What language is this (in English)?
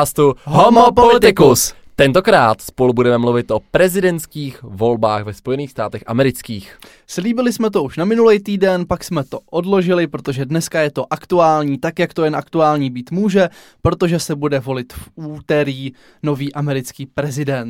Czech